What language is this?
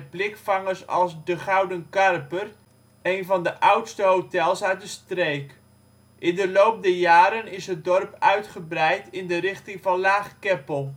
Dutch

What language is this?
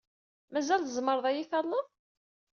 Kabyle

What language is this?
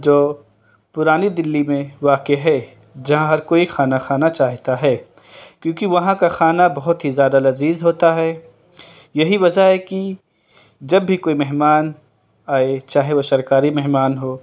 Urdu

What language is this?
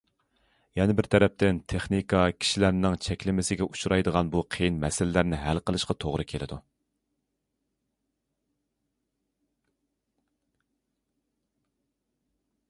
Uyghur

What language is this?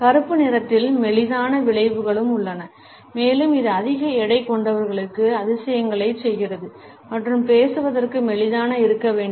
Tamil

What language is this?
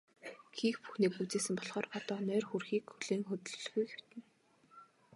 Mongolian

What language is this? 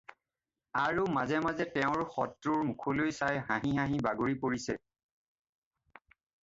Assamese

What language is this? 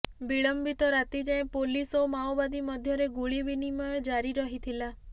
Odia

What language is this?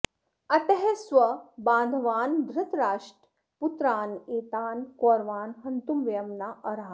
Sanskrit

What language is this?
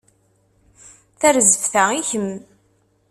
Kabyle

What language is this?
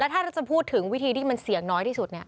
Thai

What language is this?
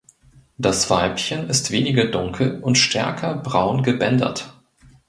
German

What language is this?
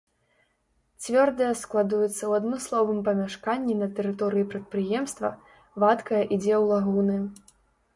Belarusian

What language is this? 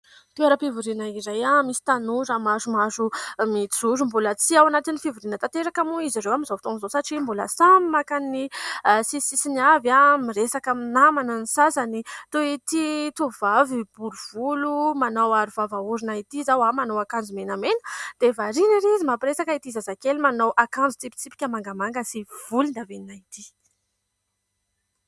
Malagasy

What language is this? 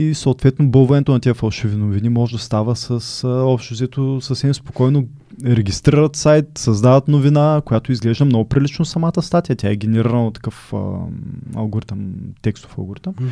Bulgarian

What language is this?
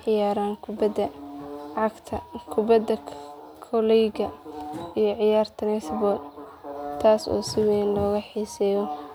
Somali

